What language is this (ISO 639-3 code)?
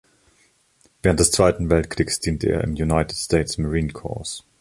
deu